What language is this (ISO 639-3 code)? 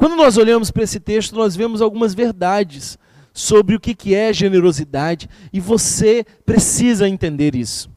por